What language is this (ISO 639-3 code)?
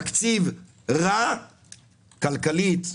heb